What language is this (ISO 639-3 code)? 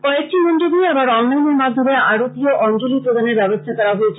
ben